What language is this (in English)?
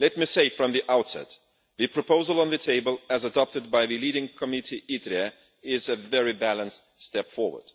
English